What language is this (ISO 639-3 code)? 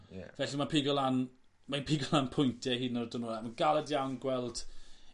cym